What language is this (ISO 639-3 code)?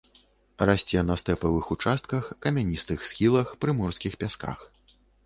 bel